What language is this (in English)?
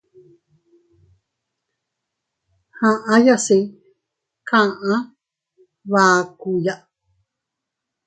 Teutila Cuicatec